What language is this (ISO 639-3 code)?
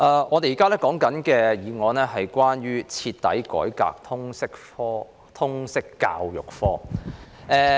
yue